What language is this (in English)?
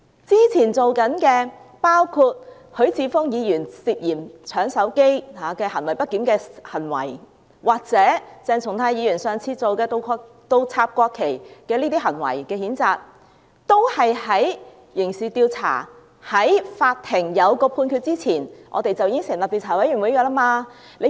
Cantonese